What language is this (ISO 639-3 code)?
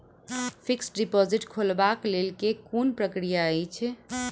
mai